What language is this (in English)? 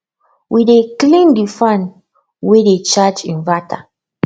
Nigerian Pidgin